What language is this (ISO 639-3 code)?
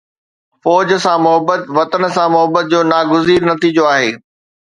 snd